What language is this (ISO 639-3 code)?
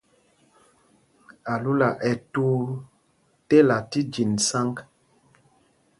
mgg